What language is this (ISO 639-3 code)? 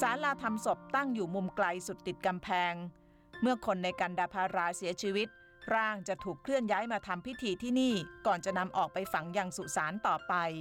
tha